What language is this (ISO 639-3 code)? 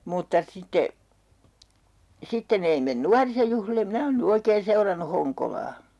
fin